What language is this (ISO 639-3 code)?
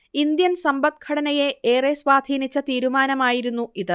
mal